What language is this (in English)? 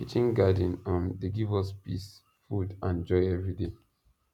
Nigerian Pidgin